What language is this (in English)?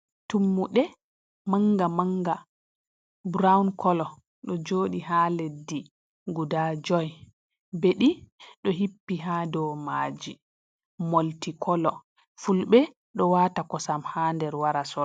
Fula